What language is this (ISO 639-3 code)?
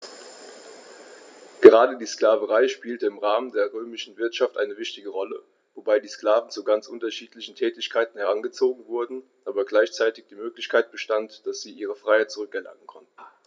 deu